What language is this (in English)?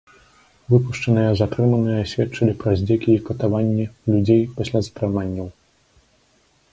Belarusian